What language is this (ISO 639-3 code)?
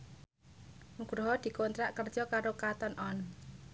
jav